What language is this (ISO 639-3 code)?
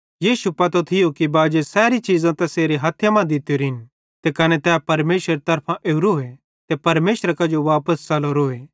bhd